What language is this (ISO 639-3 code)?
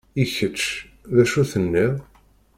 kab